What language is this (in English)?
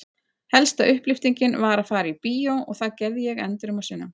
Icelandic